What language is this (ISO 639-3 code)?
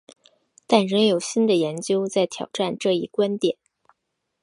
zho